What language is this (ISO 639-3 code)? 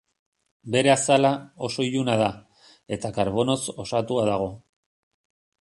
eus